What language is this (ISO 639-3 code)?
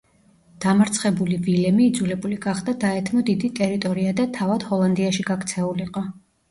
kat